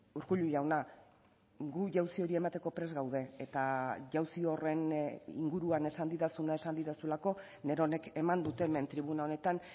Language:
Basque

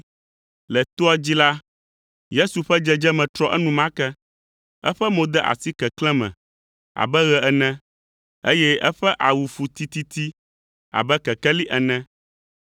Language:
Ewe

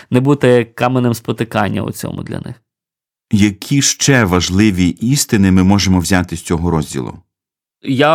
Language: Ukrainian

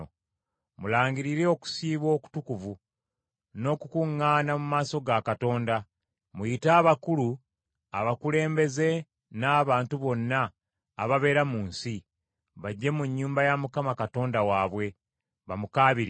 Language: Ganda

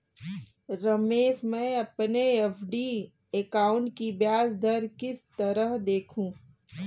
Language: Hindi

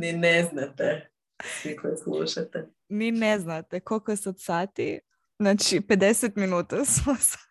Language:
Croatian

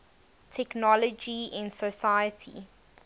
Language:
English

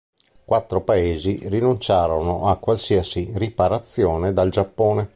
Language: Italian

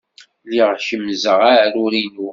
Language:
Kabyle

